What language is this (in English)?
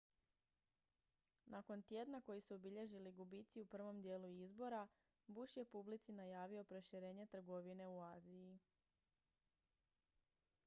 Croatian